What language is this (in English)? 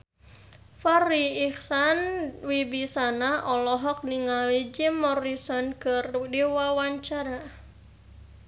Sundanese